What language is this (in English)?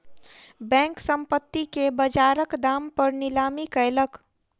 Maithili